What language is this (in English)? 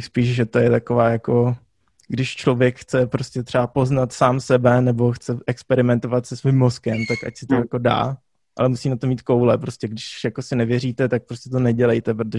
Czech